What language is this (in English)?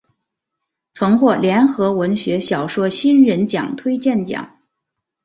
Chinese